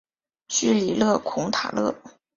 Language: Chinese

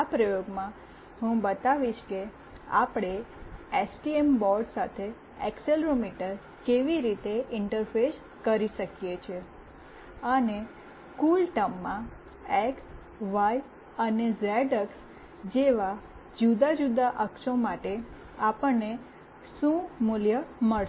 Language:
Gujarati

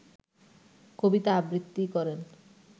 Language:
Bangla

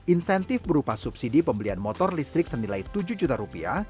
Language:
Indonesian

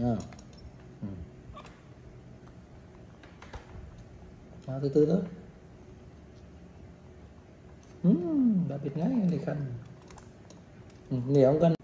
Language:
Vietnamese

